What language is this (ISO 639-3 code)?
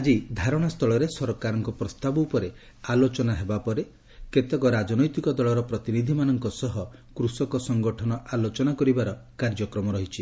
ori